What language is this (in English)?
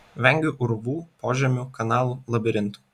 Lithuanian